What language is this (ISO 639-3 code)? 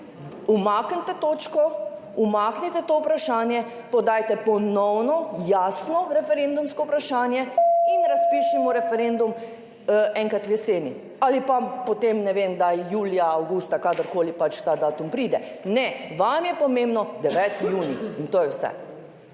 slv